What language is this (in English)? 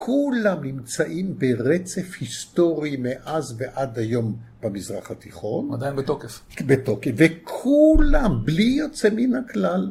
Hebrew